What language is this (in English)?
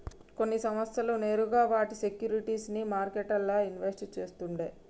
Telugu